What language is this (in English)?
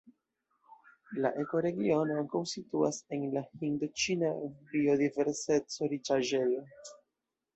Esperanto